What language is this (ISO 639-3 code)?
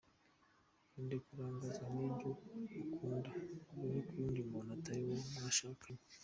kin